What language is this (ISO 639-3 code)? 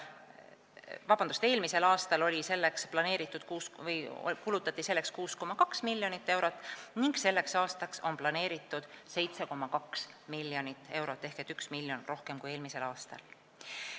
est